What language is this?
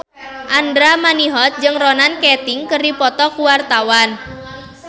Sundanese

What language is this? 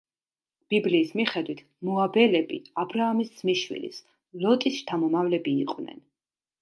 Georgian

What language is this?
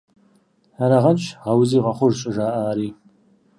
Kabardian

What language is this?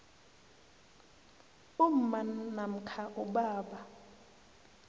South Ndebele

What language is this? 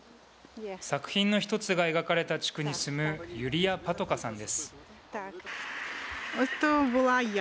Japanese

